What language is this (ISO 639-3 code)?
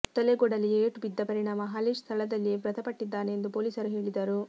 kan